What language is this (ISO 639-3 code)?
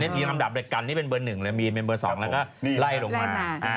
tha